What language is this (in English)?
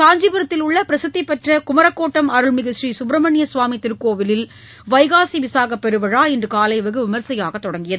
Tamil